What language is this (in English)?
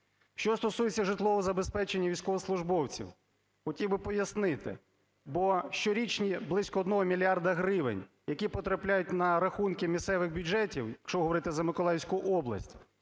Ukrainian